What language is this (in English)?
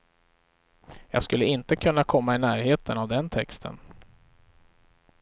Swedish